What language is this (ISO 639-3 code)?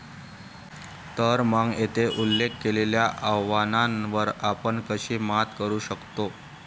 mar